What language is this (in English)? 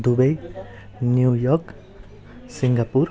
Nepali